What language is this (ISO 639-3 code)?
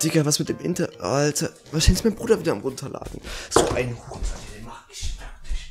deu